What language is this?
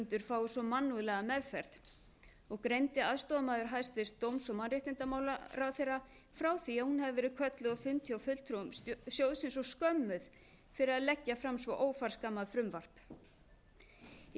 Icelandic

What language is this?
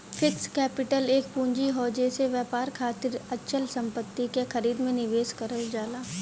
Bhojpuri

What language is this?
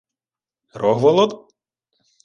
Ukrainian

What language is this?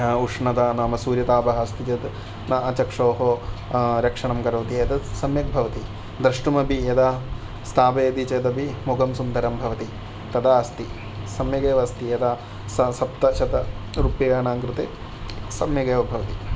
Sanskrit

